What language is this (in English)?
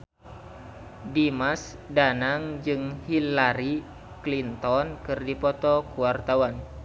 Sundanese